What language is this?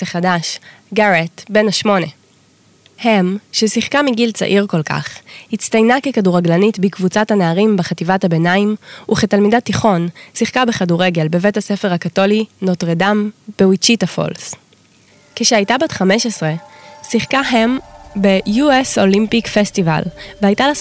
Hebrew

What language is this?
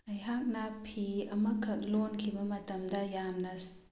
Manipuri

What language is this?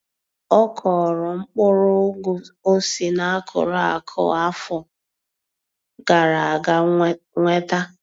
Igbo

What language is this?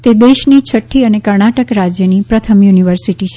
Gujarati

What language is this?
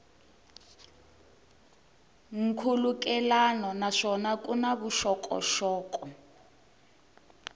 Tsonga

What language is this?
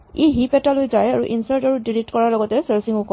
Assamese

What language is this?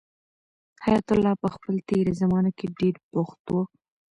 Pashto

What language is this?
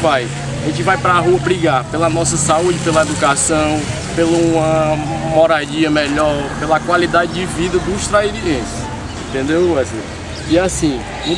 Portuguese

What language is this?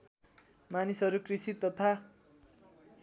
Nepali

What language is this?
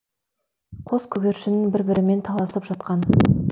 Kazakh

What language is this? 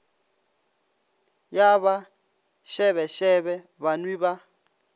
Northern Sotho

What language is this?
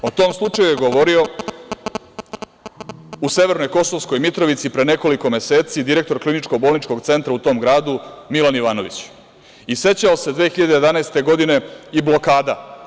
Serbian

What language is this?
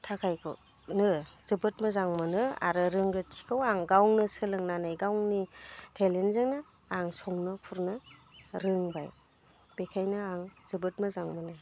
Bodo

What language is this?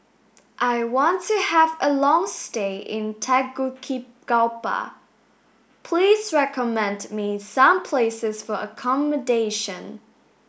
English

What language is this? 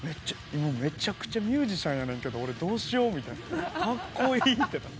Japanese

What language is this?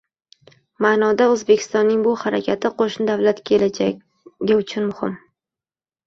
Uzbek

